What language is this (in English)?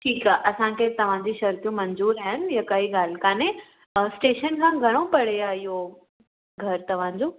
Sindhi